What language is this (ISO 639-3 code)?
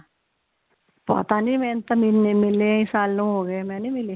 pan